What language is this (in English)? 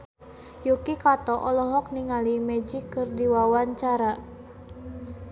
Sundanese